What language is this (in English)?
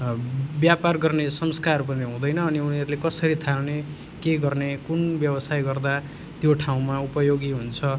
Nepali